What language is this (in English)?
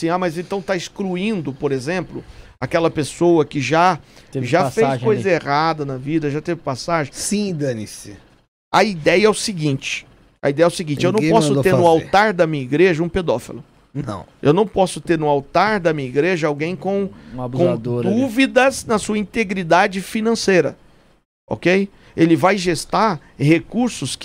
Portuguese